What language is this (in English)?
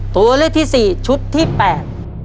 Thai